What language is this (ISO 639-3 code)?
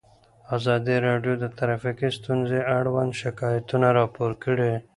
pus